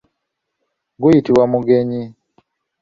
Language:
Ganda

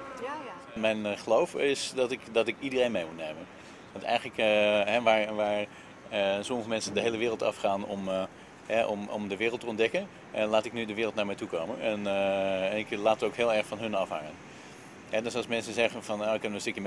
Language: Dutch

